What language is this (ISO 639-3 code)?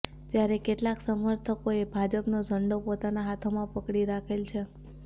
guj